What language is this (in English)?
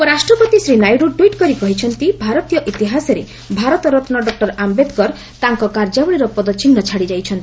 Odia